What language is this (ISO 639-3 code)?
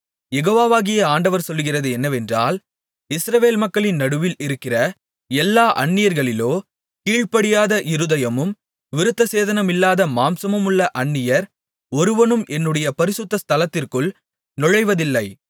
tam